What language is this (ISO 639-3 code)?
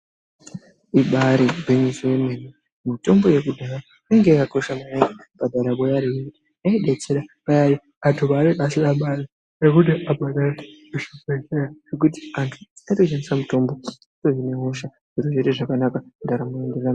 ndc